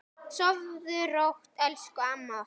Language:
Icelandic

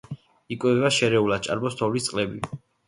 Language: Georgian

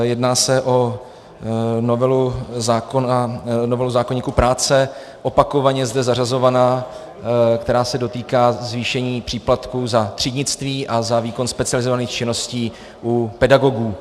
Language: Czech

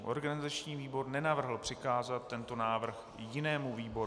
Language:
Czech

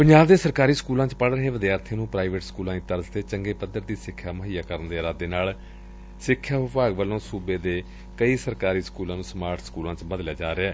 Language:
Punjabi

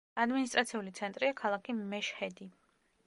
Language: Georgian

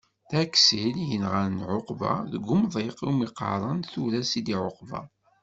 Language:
Kabyle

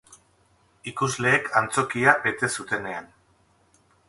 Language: Basque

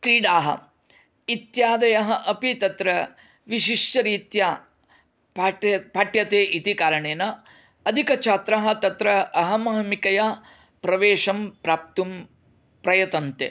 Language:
Sanskrit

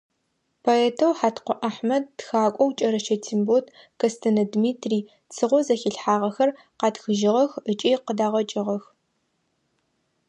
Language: Adyghe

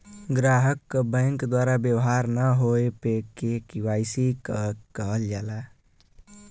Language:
Bhojpuri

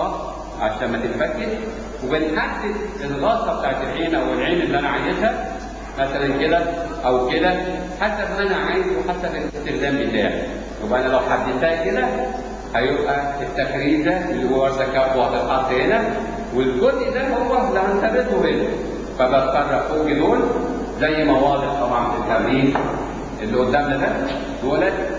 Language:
Arabic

